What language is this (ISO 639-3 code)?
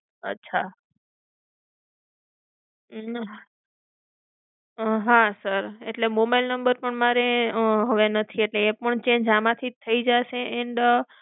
guj